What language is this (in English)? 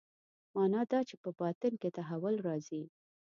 Pashto